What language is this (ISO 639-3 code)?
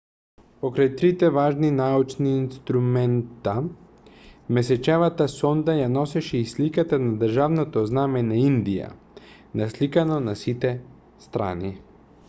mkd